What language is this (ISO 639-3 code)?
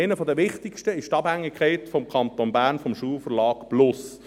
gsw